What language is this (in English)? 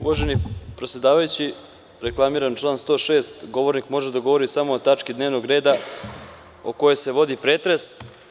Serbian